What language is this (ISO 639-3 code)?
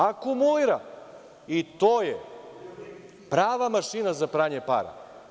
srp